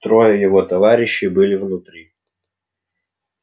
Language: Russian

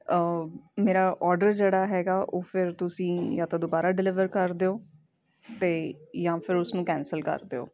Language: Punjabi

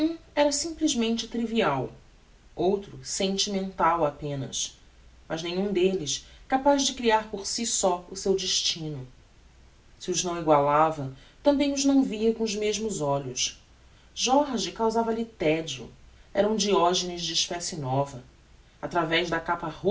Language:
Portuguese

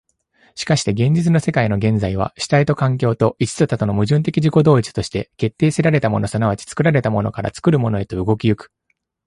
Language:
Japanese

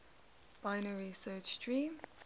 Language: English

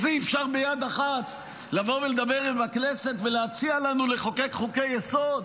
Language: Hebrew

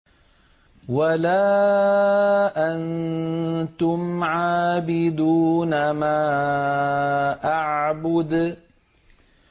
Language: Arabic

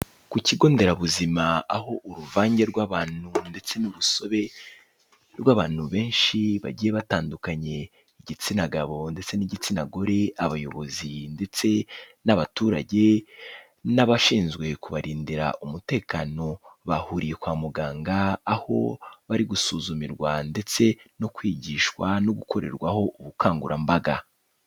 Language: Kinyarwanda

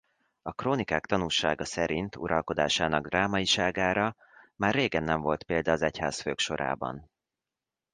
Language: Hungarian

